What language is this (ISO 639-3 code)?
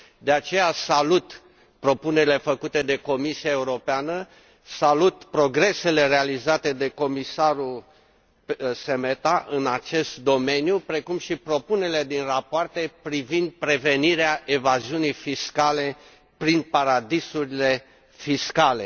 ron